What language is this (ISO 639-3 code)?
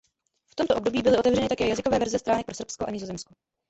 ces